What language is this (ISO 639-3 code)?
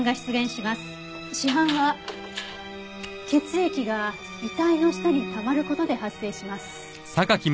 jpn